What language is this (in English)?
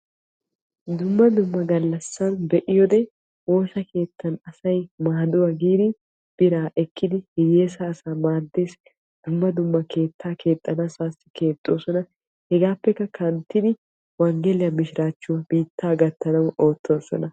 Wolaytta